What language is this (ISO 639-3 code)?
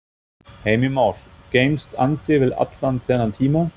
isl